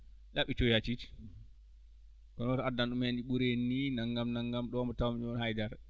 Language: Fula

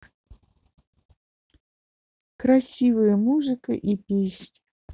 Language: Russian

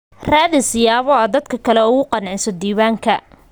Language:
Somali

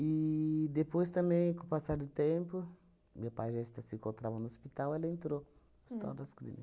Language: Portuguese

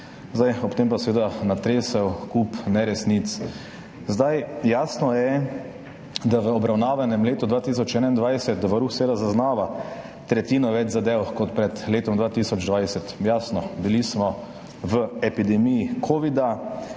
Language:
Slovenian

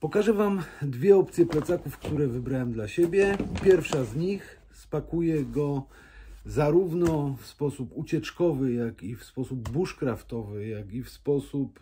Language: Polish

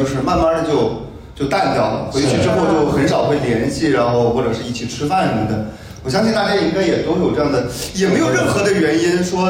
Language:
Chinese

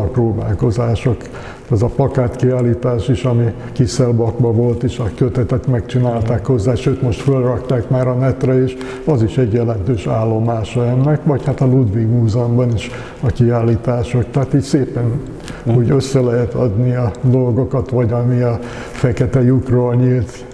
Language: Hungarian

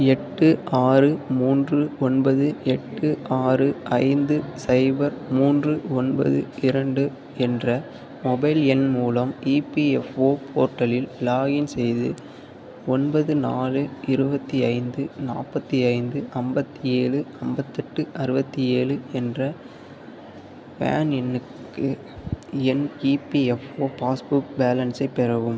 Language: Tamil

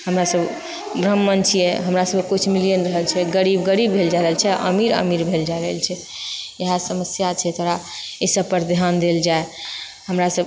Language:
Maithili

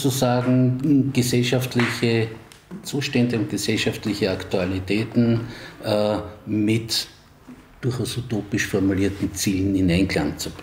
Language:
German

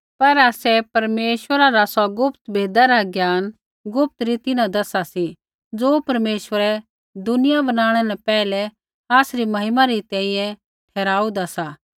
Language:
Kullu Pahari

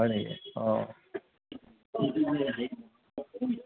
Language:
Assamese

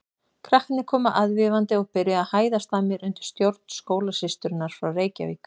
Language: Icelandic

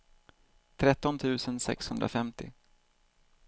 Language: Swedish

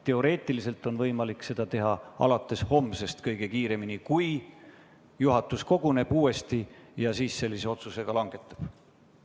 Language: Estonian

